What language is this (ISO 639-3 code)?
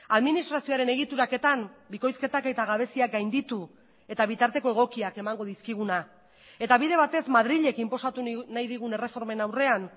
eus